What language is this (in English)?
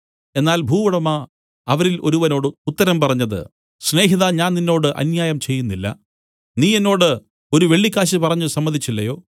Malayalam